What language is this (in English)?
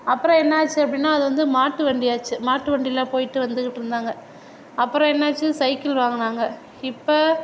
Tamil